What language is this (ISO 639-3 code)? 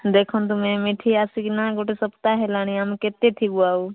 ori